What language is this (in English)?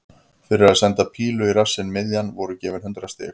Icelandic